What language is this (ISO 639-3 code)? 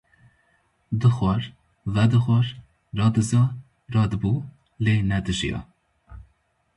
kur